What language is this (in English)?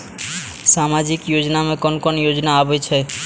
Maithili